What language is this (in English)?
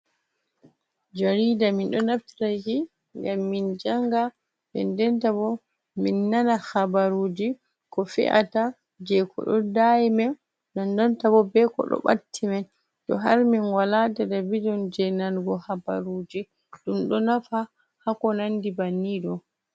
Fula